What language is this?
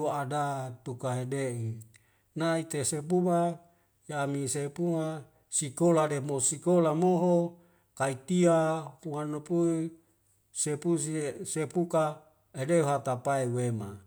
Wemale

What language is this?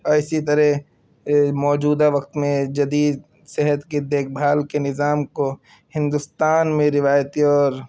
Urdu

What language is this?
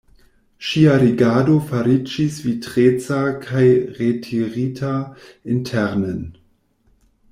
Esperanto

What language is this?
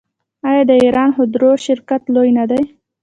Pashto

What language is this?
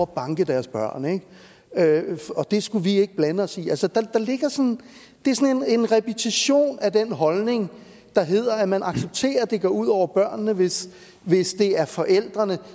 Danish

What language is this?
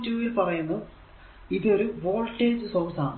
Malayalam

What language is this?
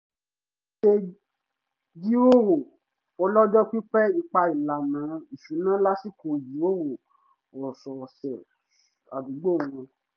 Yoruba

